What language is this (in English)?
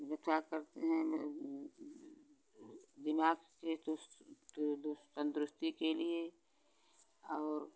Hindi